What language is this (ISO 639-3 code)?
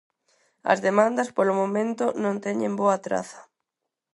glg